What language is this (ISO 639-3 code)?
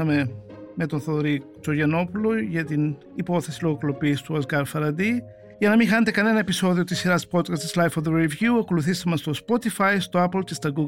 ell